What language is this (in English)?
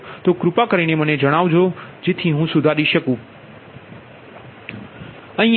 Gujarati